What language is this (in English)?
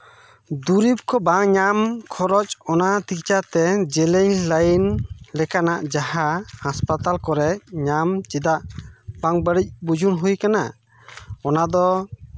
Santali